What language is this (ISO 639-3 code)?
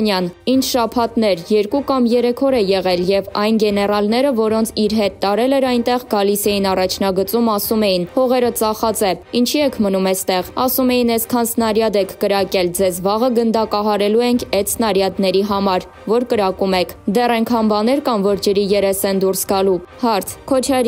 ron